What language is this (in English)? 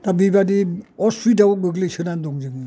Bodo